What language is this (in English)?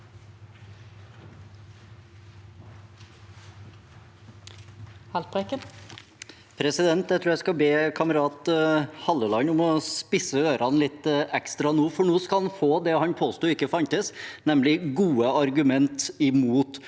Norwegian